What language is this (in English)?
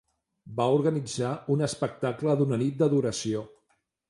Catalan